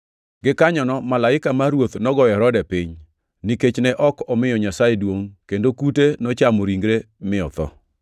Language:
Luo (Kenya and Tanzania)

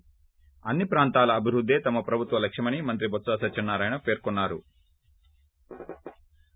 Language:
Telugu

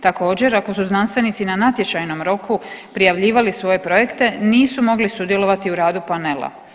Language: Croatian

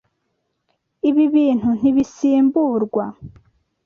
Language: Kinyarwanda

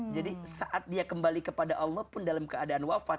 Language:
Indonesian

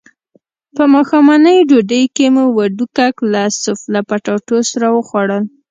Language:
Pashto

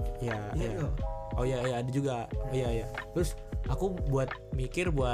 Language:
Indonesian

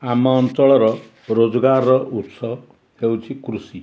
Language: Odia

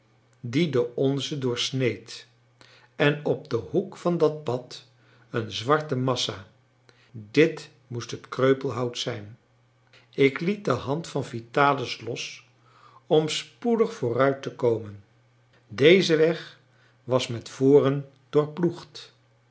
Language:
Dutch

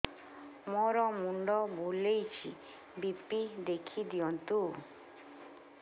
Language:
Odia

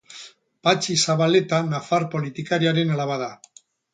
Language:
Basque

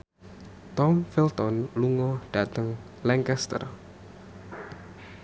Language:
Javanese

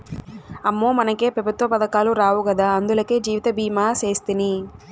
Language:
Telugu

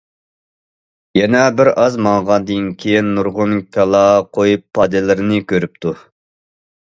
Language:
Uyghur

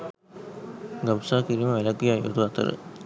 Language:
Sinhala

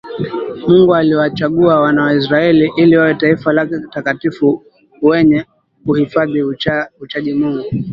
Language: Swahili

